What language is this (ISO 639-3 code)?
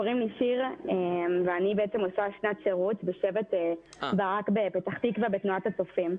heb